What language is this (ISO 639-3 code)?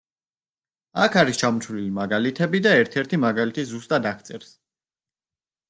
kat